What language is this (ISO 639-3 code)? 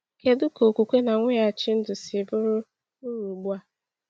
ibo